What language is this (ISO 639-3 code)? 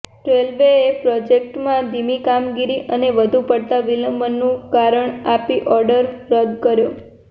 guj